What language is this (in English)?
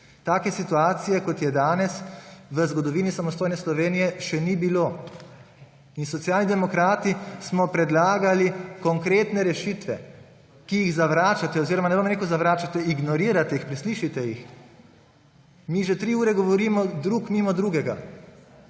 Slovenian